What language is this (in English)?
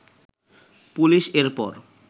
Bangla